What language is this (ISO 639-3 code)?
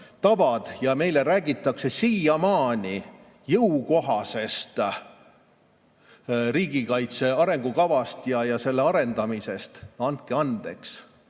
est